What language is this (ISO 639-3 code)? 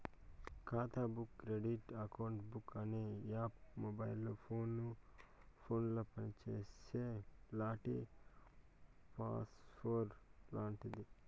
tel